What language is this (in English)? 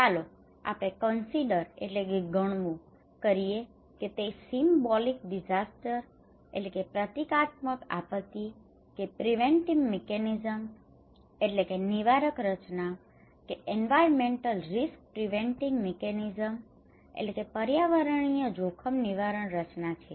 Gujarati